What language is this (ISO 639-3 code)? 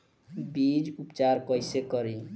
bho